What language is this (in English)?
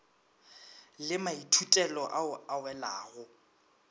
Northern Sotho